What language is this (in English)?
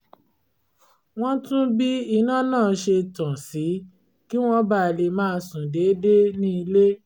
Yoruba